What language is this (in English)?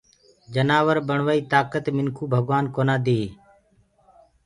Gurgula